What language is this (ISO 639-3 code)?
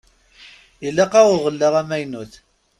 kab